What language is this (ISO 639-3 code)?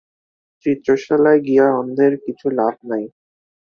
ben